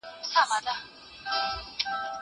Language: Pashto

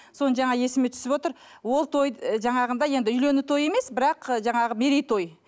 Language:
Kazakh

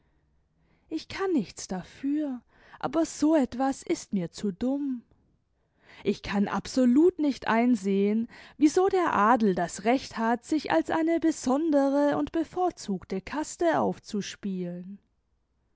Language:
German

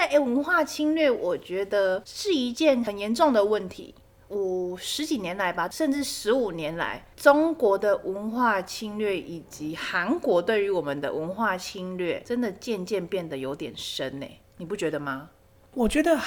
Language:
Chinese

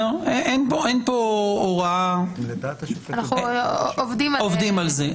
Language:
Hebrew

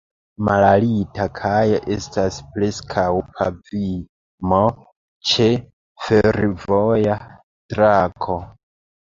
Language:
Esperanto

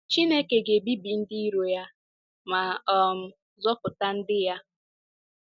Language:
Igbo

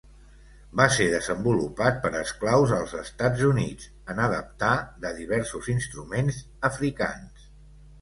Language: Catalan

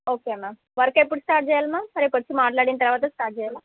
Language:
Telugu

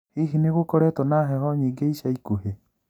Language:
Kikuyu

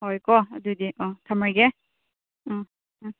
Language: Manipuri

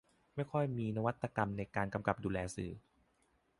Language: Thai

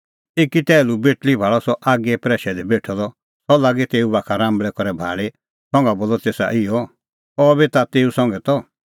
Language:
Kullu Pahari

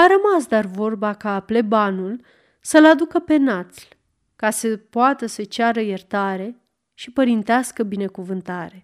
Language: Romanian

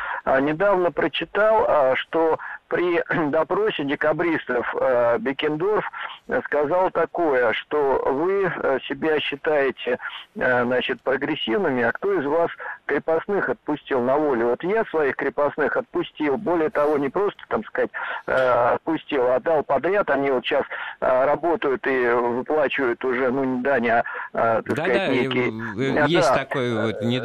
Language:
Russian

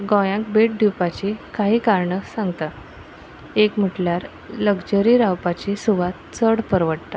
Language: Konkani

